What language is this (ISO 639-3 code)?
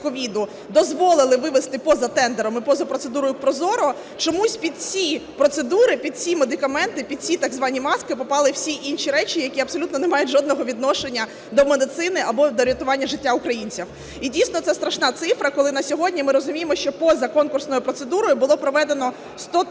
ukr